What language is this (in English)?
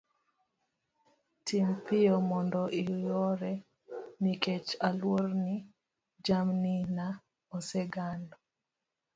Luo (Kenya and Tanzania)